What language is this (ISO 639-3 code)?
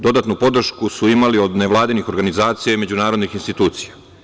srp